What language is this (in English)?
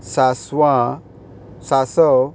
Konkani